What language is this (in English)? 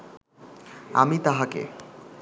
Bangla